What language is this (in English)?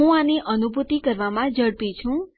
Gujarati